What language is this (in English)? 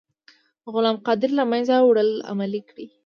Pashto